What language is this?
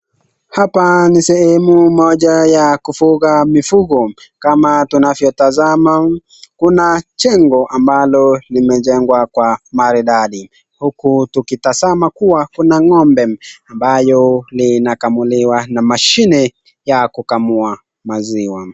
Swahili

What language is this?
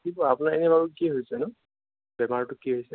Assamese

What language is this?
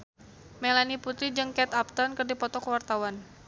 Sundanese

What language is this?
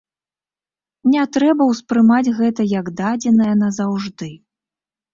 Belarusian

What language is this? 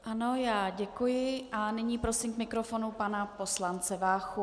Czech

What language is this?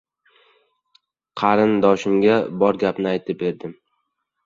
Uzbek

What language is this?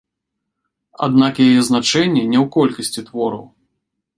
Belarusian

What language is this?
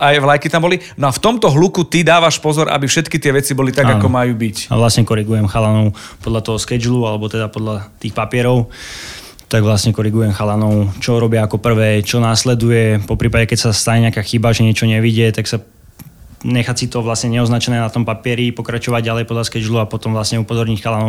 Slovak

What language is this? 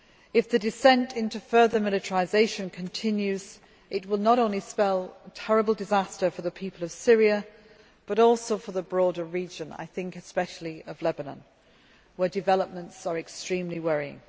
English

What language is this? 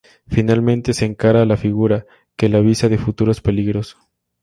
Spanish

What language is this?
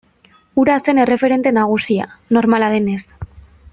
Basque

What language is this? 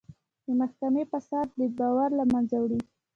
Pashto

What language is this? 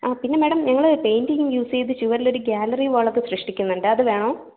Malayalam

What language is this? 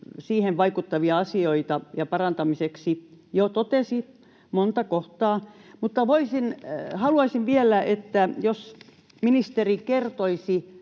Finnish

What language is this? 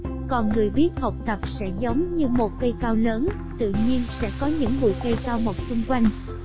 Vietnamese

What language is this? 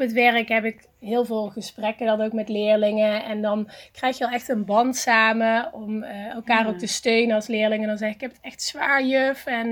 Dutch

